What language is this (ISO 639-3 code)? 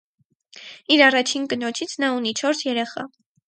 hye